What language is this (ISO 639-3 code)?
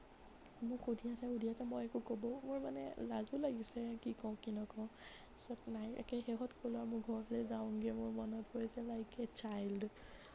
asm